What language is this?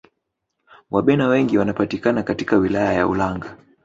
Swahili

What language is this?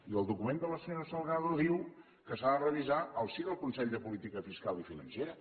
Catalan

